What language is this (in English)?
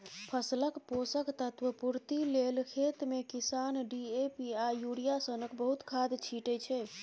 Maithili